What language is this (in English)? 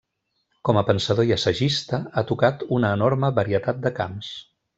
Catalan